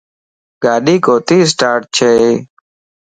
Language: Lasi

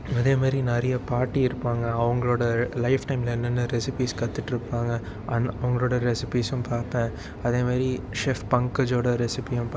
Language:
Tamil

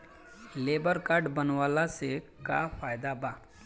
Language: Bhojpuri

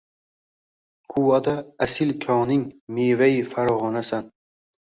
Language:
Uzbek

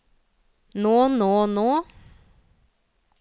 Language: Norwegian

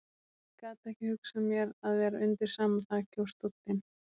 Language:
Icelandic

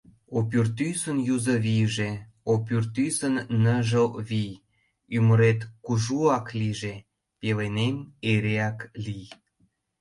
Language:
Mari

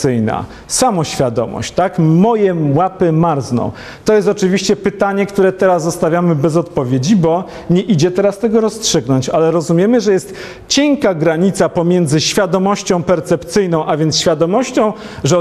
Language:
Polish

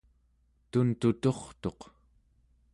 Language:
Central Yupik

